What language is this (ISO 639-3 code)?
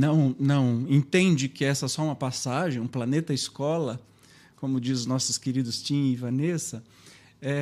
por